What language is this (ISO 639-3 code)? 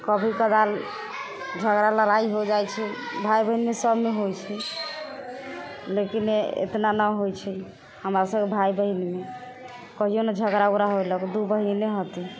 mai